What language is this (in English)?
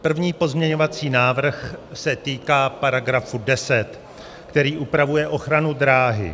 Czech